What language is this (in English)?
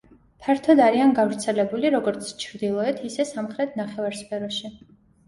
Georgian